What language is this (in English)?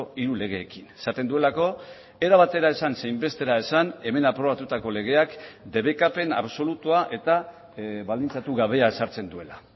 Basque